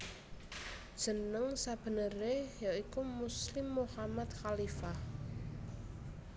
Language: Javanese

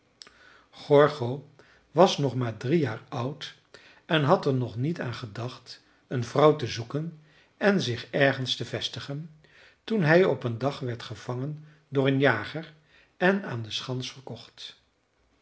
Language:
Dutch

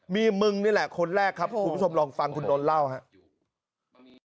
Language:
Thai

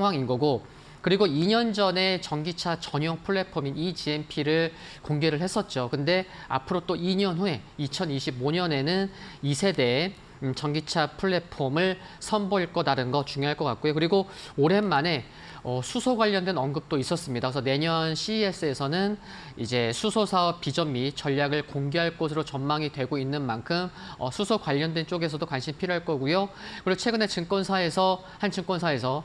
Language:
Korean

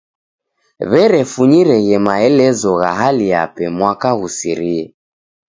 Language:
Taita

